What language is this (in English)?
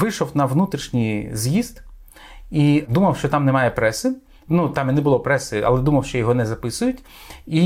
Ukrainian